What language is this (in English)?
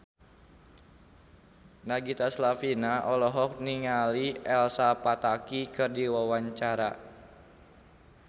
Sundanese